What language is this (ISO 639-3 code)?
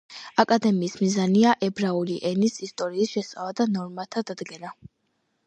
kat